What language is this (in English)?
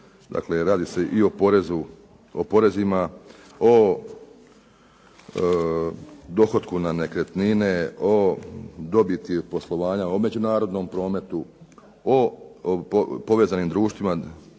Croatian